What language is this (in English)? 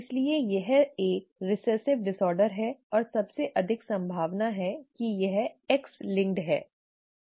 Hindi